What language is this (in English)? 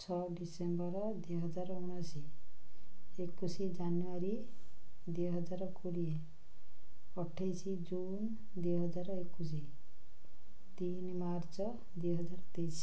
Odia